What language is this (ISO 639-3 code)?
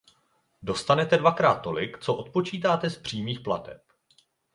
ces